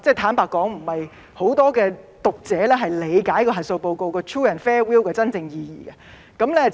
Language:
Cantonese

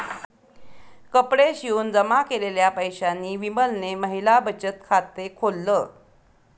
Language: Marathi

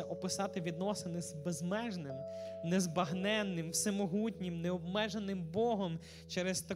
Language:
Ukrainian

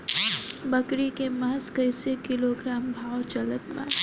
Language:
Bhojpuri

